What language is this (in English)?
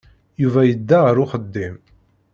Kabyle